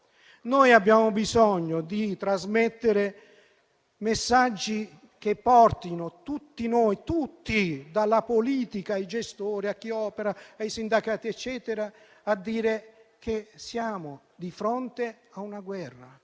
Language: Italian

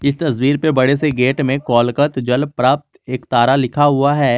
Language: Hindi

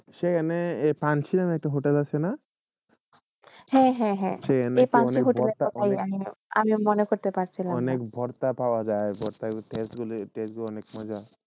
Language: Bangla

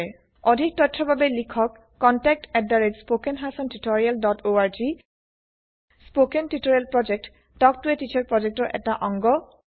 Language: Assamese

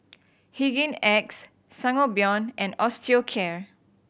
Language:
English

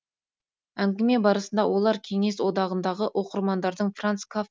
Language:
Kazakh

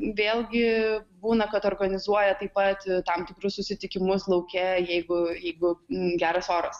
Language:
Lithuanian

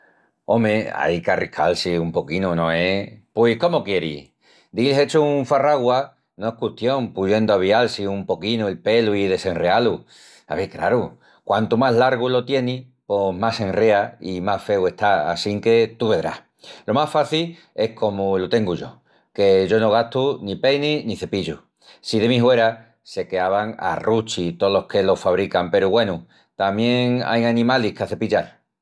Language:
Extremaduran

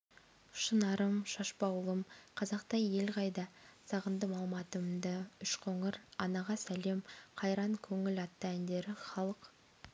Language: Kazakh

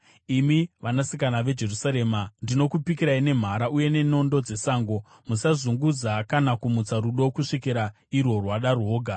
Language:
Shona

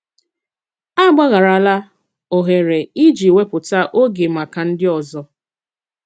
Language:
Igbo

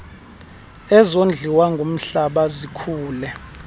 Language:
Xhosa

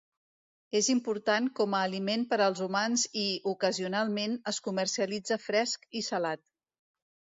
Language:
Catalan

